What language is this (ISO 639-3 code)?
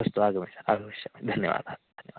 san